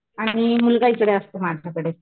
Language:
Marathi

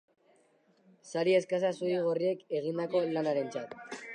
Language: Basque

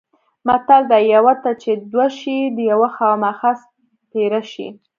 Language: Pashto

